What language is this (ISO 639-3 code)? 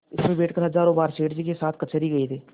hin